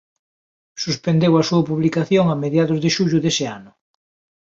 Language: Galician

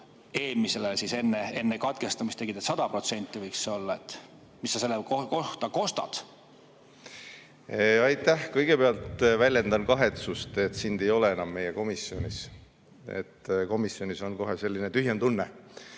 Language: Estonian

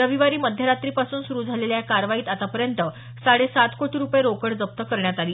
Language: Marathi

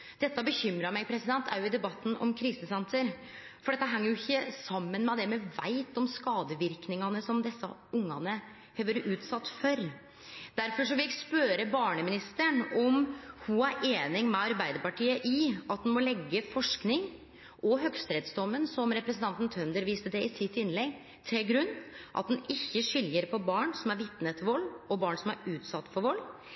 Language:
Norwegian Nynorsk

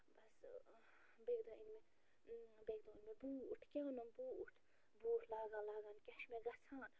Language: Kashmiri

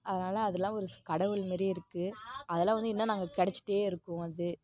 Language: Tamil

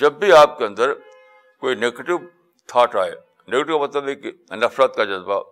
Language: Urdu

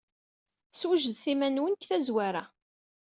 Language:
Kabyle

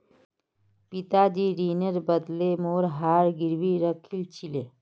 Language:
Magahi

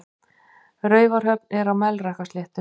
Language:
Icelandic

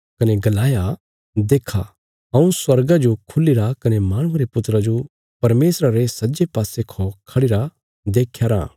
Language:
Bilaspuri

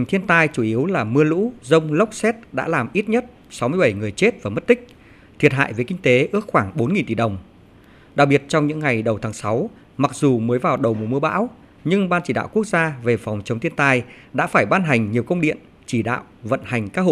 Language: Vietnamese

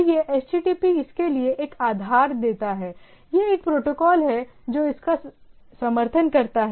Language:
Hindi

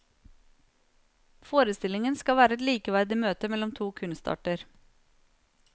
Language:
Norwegian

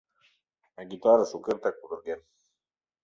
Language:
Mari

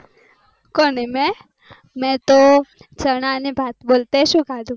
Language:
Gujarati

